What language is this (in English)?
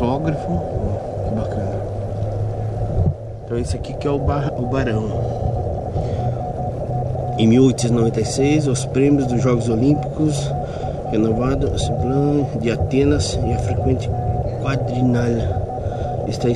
Portuguese